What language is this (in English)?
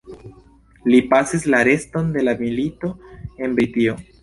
Esperanto